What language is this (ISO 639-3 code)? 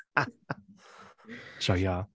cym